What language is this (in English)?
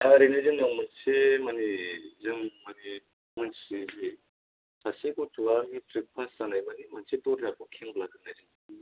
Bodo